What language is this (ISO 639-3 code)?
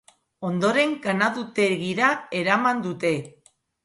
eus